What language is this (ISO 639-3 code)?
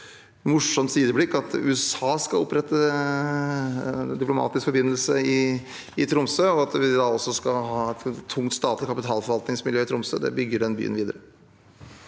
nor